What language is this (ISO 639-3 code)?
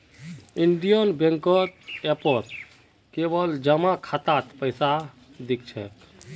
mag